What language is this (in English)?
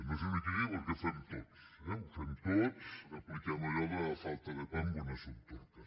Catalan